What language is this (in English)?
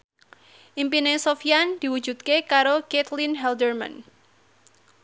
Javanese